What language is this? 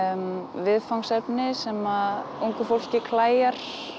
Icelandic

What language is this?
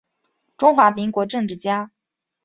Chinese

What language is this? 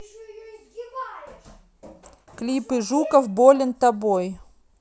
Russian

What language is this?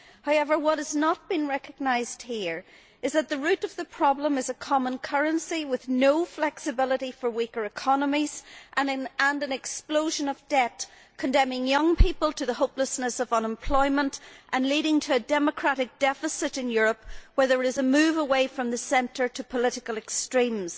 English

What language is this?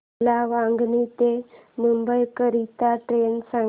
Marathi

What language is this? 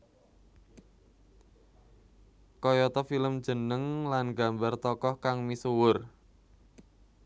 Javanese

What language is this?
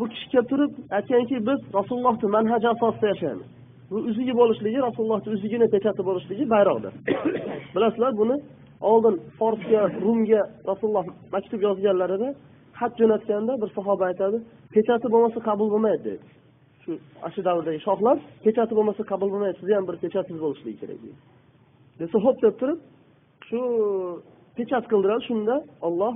Turkish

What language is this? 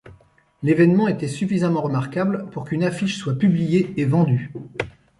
French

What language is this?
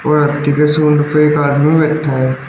Hindi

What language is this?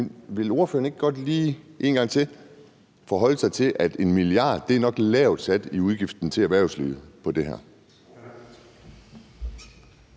Danish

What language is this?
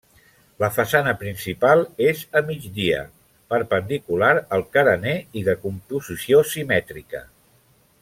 Catalan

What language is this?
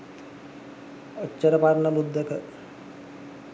Sinhala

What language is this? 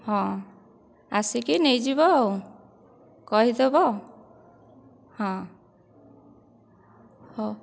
Odia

